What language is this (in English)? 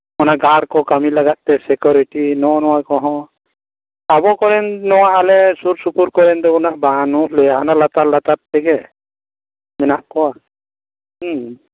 Santali